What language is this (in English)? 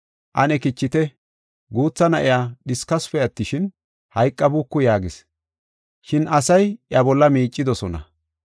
Gofa